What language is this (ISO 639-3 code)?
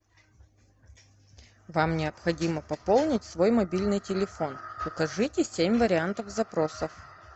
rus